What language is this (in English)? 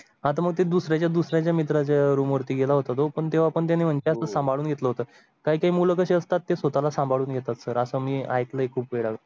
Marathi